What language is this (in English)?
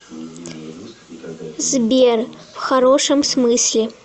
Russian